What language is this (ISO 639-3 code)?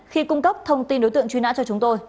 vie